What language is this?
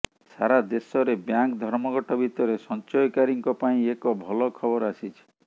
Odia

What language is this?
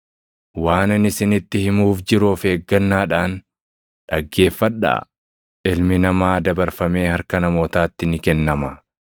Oromo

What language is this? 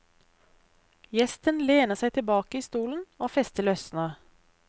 Norwegian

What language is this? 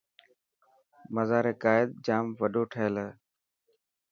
Dhatki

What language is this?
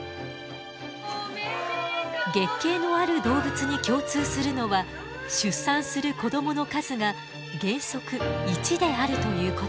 Japanese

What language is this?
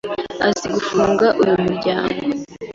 Kinyarwanda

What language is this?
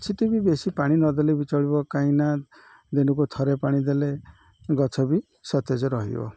Odia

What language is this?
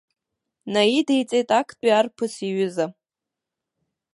Abkhazian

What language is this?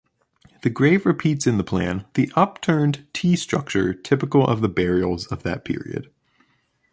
English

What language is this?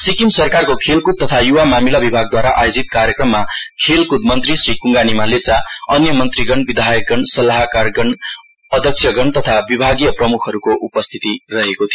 Nepali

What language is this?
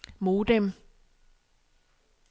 Danish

